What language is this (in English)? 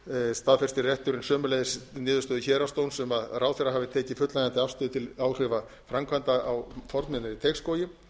Icelandic